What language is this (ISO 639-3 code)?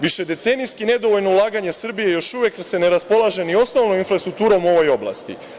srp